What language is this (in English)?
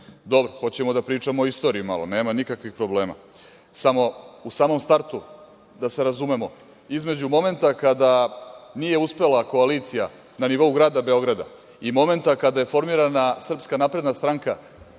Serbian